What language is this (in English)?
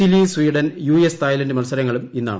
Malayalam